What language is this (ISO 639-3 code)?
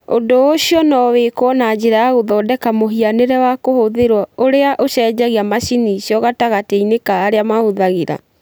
kik